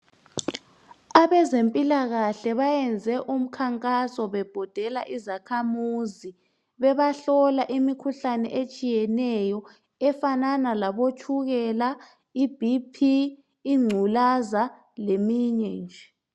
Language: North Ndebele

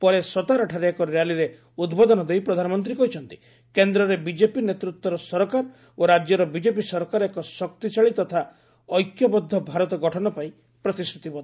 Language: Odia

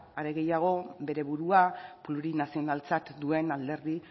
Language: Basque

